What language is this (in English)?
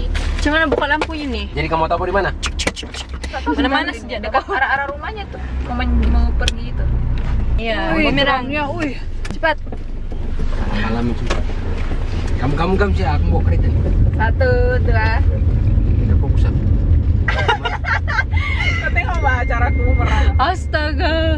Indonesian